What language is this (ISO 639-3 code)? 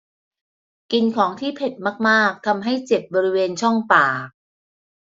tha